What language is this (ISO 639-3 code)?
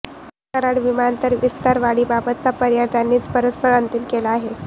mar